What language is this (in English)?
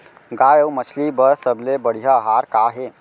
Chhattisgarhi